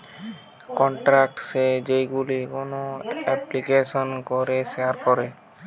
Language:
Bangla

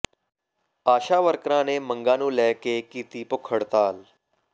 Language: Punjabi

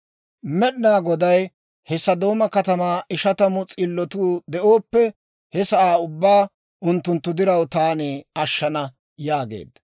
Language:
Dawro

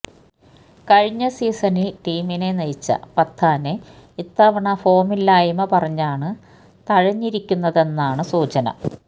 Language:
Malayalam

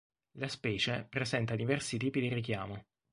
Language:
Italian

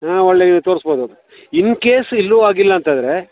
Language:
Kannada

